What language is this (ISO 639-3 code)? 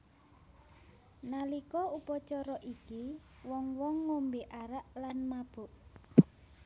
jav